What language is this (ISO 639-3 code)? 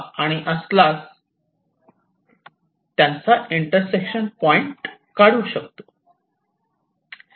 mar